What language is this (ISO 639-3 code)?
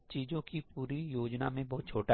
hin